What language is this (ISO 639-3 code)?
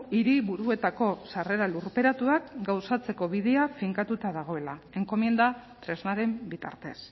eus